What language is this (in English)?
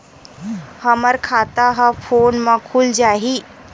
Chhattisgarhi